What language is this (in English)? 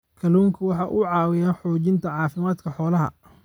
Somali